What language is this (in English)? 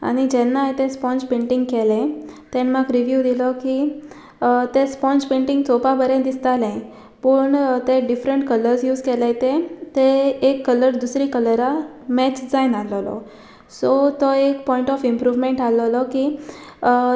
Konkani